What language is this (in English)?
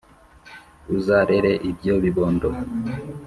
Kinyarwanda